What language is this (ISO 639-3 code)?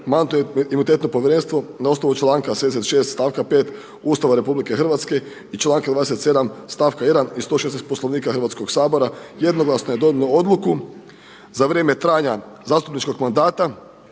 hrv